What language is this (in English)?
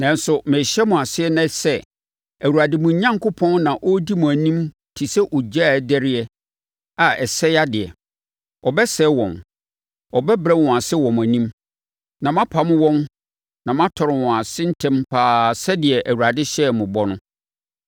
Akan